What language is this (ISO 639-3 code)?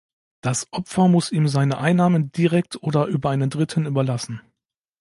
deu